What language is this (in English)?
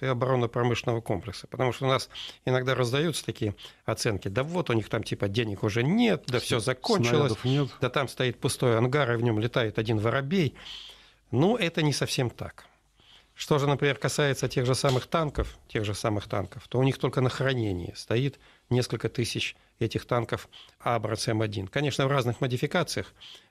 Russian